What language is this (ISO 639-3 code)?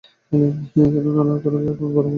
ben